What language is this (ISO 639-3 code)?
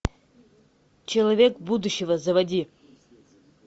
rus